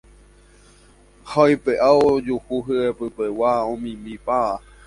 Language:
Guarani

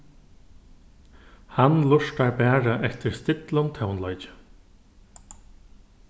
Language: Faroese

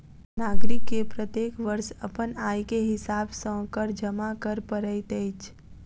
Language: Maithili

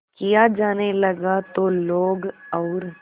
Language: Hindi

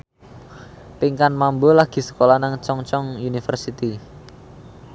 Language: Javanese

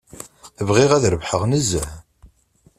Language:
Kabyle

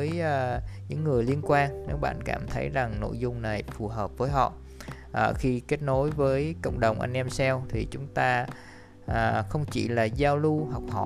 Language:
Vietnamese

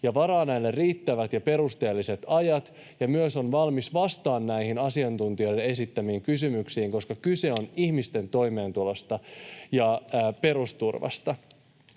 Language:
Finnish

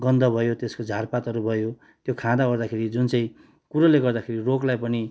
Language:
Nepali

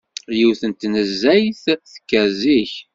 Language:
Kabyle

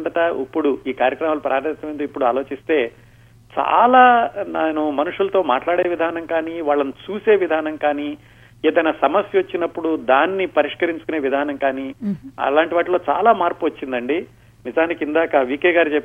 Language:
Telugu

